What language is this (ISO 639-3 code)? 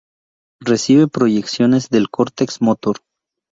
spa